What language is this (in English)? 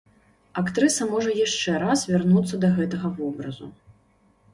Belarusian